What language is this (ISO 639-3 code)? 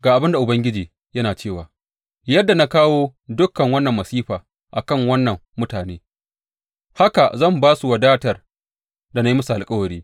hau